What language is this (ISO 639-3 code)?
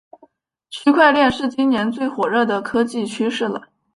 zho